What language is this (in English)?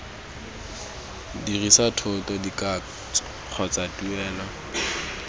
Tswana